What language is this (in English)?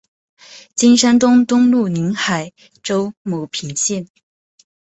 Chinese